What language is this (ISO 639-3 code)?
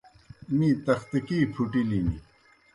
plk